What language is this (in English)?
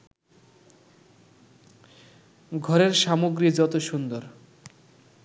Bangla